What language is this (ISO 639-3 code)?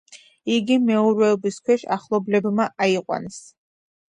kat